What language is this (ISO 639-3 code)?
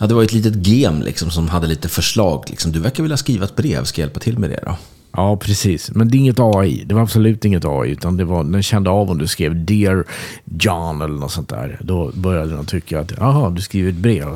swe